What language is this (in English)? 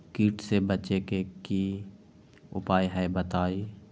Magahi